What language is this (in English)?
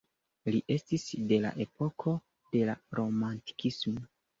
Esperanto